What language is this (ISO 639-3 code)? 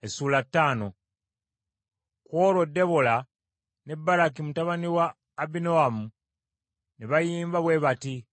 lug